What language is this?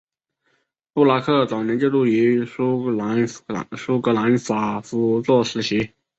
Chinese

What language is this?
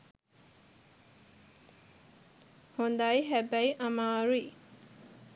Sinhala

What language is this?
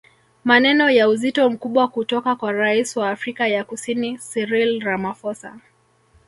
Swahili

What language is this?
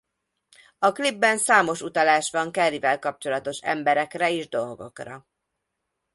Hungarian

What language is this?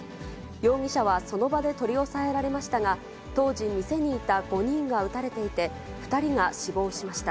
Japanese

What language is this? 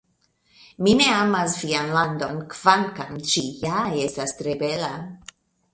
Esperanto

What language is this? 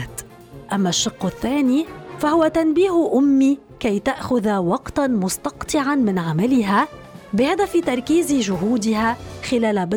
Arabic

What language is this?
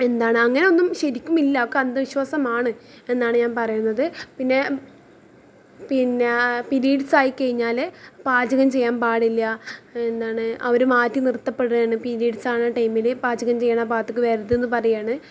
Malayalam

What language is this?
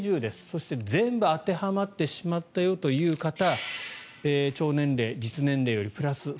Japanese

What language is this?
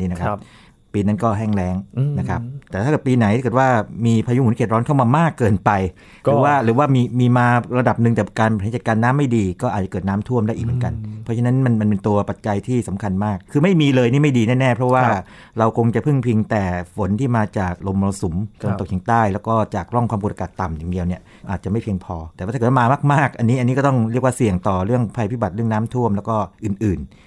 Thai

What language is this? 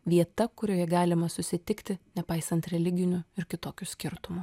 Lithuanian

